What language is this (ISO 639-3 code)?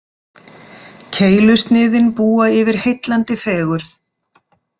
isl